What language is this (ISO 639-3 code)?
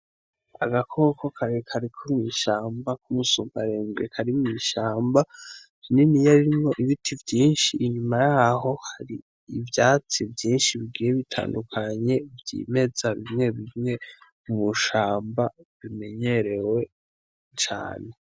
run